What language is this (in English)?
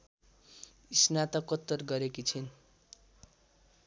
Nepali